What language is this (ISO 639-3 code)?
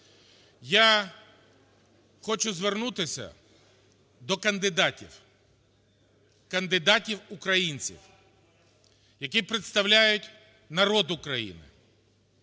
ukr